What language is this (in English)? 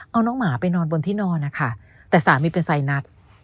Thai